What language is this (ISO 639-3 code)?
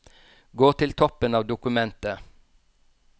nor